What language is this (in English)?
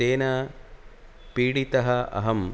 Sanskrit